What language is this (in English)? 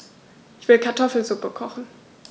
German